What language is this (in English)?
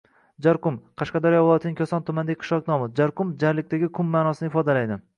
Uzbek